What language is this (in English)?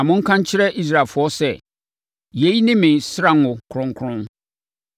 Akan